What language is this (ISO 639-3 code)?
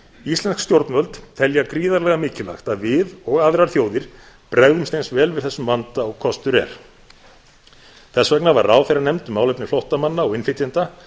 isl